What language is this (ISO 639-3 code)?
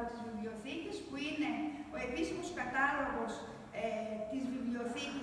ell